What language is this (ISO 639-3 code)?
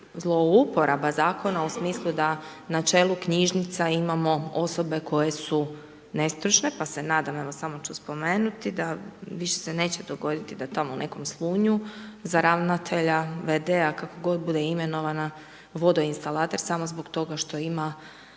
hrv